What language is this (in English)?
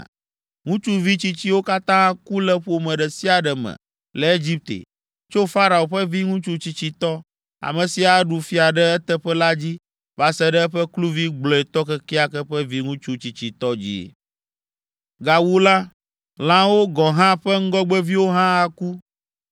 Ewe